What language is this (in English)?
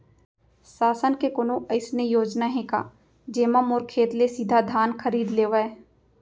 Chhattisgarhi